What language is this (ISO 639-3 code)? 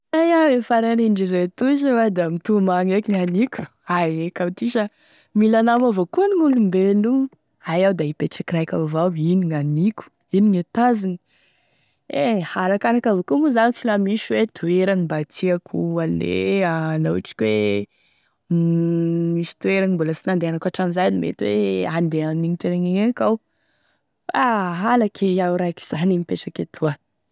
tkg